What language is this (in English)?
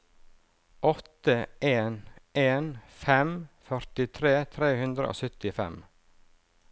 Norwegian